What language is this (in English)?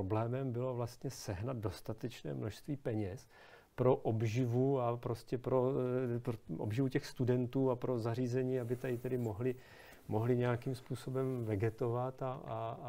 Czech